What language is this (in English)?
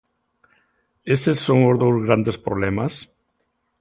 Galician